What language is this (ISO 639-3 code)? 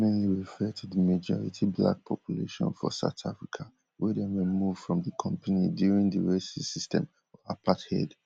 pcm